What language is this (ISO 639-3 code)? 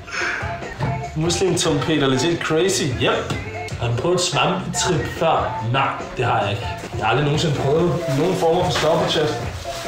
dan